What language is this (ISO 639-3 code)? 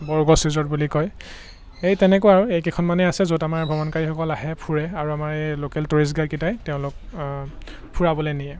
asm